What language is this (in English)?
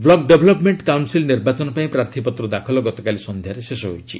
Odia